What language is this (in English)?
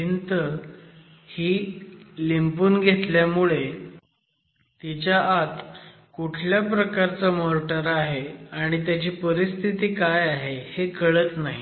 Marathi